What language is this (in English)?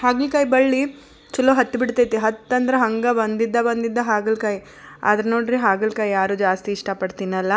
Kannada